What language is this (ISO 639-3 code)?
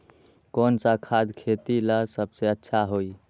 mag